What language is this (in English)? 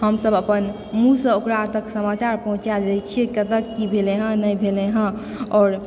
Maithili